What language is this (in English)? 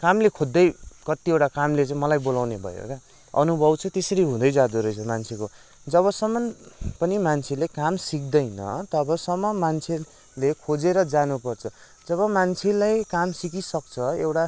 Nepali